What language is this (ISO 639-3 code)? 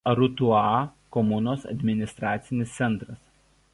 lit